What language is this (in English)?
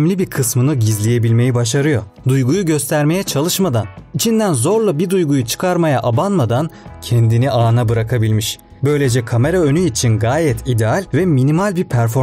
Turkish